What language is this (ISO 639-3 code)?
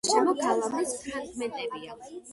kat